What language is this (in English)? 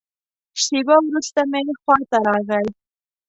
Pashto